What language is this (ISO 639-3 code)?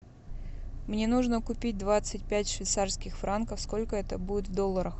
rus